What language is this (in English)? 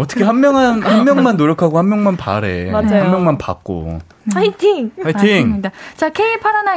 Korean